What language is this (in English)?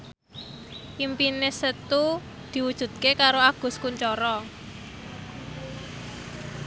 Javanese